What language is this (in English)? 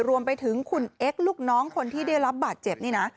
Thai